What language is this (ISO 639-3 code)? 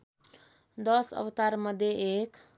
nep